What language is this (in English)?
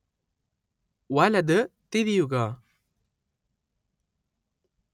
Malayalam